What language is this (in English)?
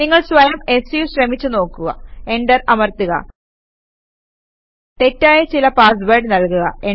Malayalam